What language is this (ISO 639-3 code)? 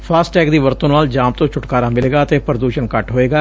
pan